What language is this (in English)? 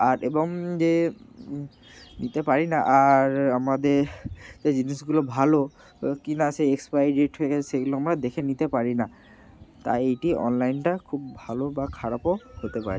Bangla